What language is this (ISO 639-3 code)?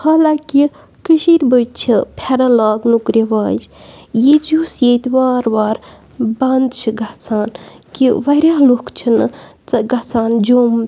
kas